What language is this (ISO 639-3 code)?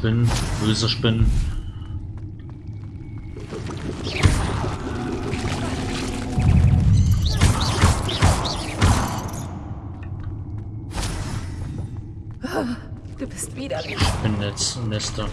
deu